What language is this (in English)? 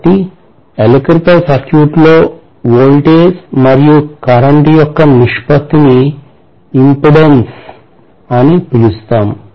Telugu